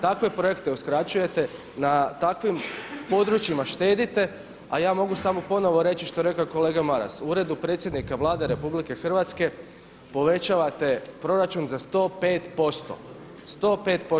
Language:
Croatian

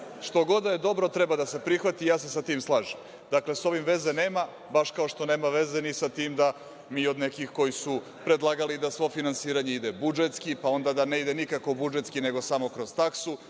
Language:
Serbian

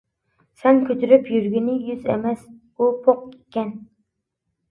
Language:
Uyghur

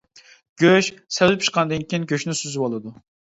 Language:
Uyghur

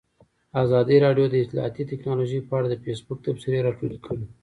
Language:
Pashto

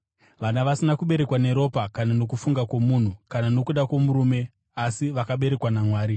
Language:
Shona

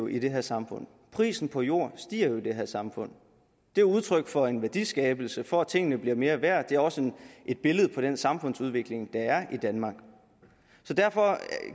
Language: Danish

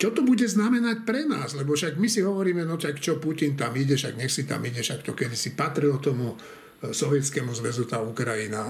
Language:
Slovak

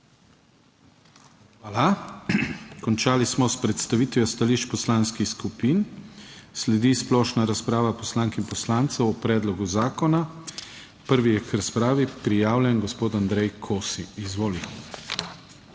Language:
Slovenian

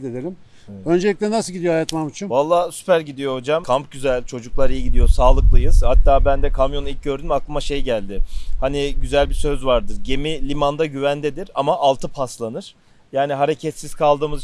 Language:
Turkish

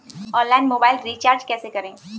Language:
Hindi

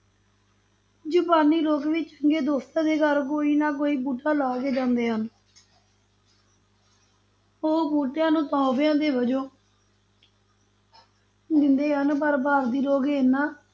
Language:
Punjabi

